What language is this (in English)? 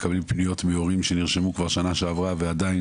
Hebrew